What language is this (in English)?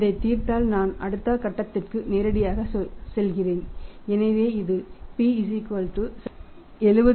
Tamil